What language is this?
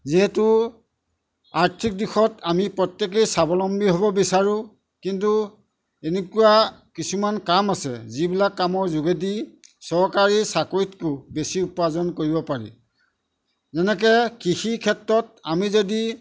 Assamese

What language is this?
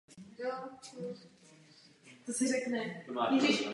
Czech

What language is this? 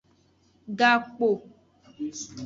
Aja (Benin)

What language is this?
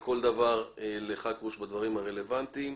Hebrew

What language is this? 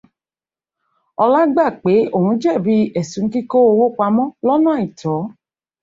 Yoruba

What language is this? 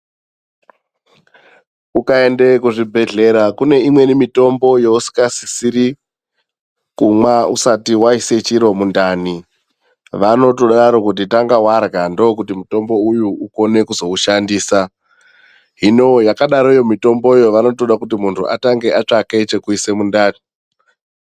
Ndau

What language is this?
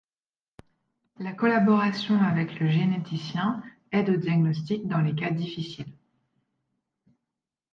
French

